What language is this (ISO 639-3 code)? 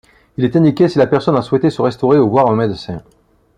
fra